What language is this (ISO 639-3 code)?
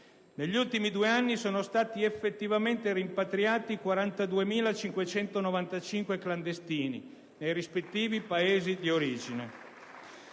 ita